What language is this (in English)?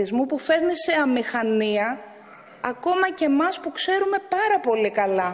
Greek